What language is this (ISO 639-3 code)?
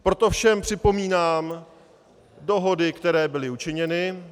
ces